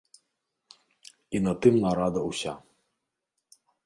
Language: Belarusian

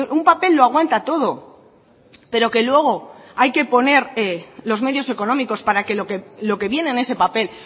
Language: Spanish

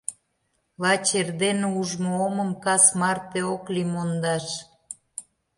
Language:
Mari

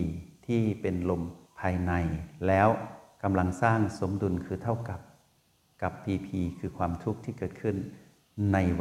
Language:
Thai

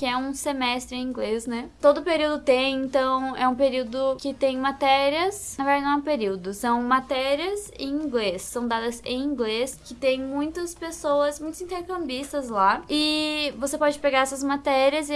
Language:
Portuguese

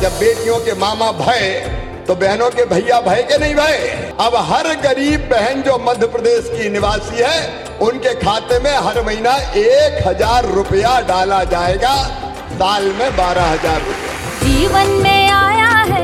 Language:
Hindi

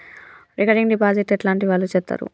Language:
Telugu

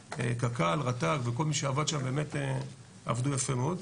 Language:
Hebrew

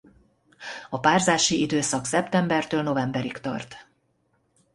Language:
Hungarian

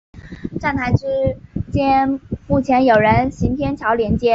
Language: Chinese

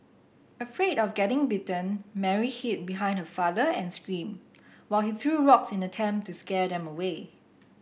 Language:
English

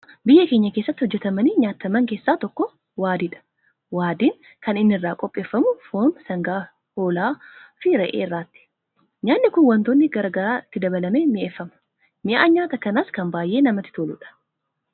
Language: Oromo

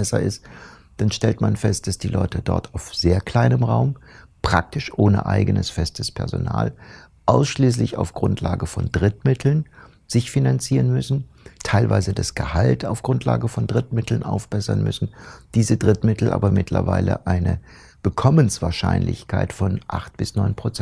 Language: German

